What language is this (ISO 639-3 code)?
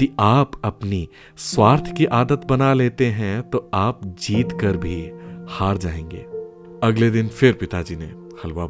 hin